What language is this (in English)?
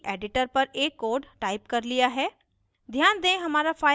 Hindi